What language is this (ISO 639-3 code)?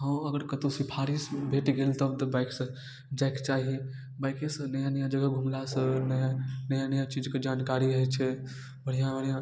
mai